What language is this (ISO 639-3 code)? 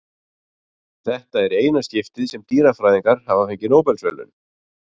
isl